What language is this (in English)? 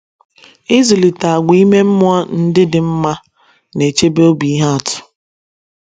Igbo